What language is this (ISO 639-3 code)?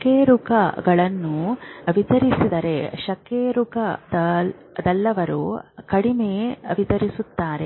kan